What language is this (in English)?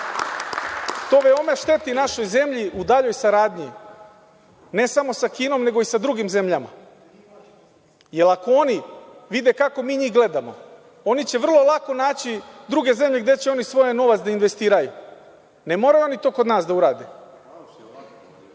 Serbian